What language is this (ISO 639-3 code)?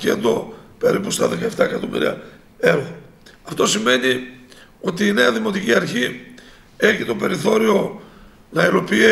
ell